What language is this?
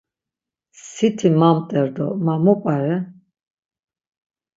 Laz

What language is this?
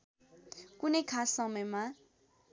Nepali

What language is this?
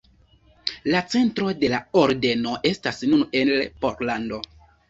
Esperanto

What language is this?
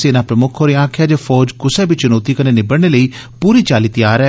Dogri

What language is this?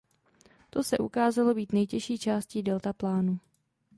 Czech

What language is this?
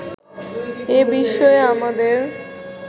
Bangla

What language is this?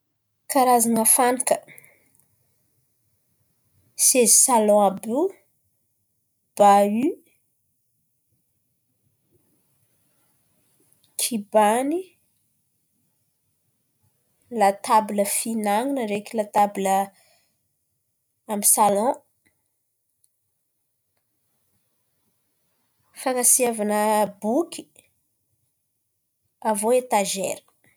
Antankarana Malagasy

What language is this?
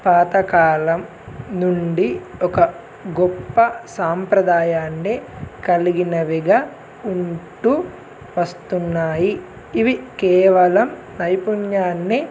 Telugu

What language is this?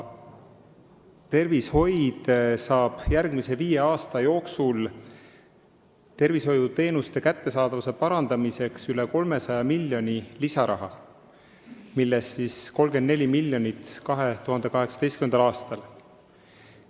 Estonian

